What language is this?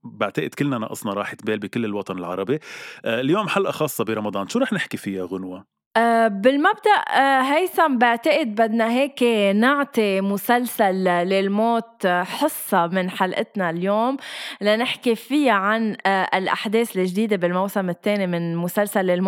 Arabic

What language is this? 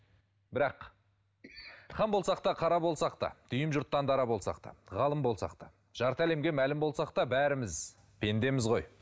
Kazakh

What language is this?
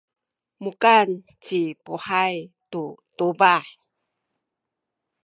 Sakizaya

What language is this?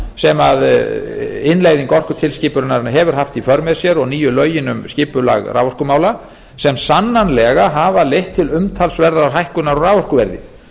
Icelandic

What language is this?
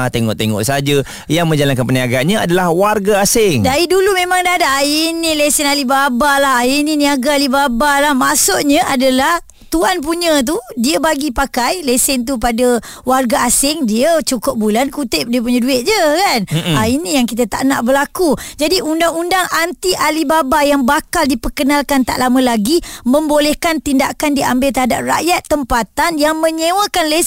Malay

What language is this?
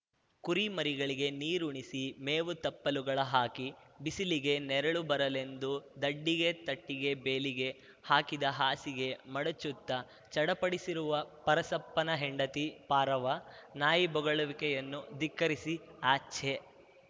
Kannada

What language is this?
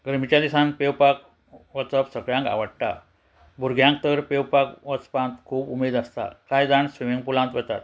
Konkani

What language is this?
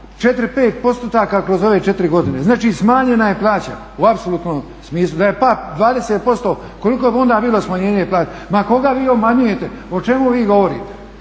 Croatian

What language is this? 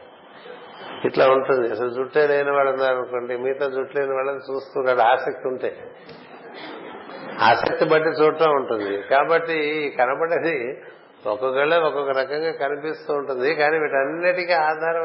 Telugu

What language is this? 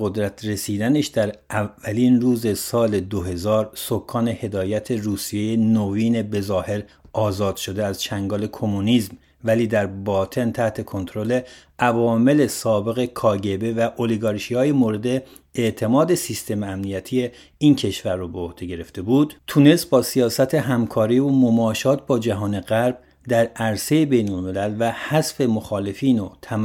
Persian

